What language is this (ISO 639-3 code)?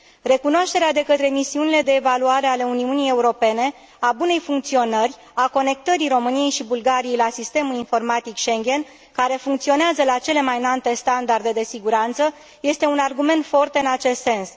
ron